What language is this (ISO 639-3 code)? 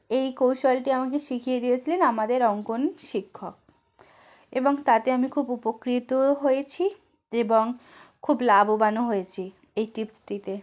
ben